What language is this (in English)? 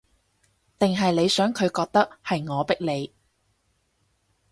Cantonese